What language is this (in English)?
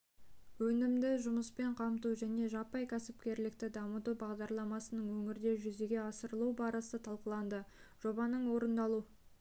Kazakh